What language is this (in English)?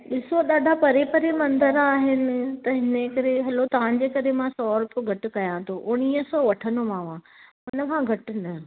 Sindhi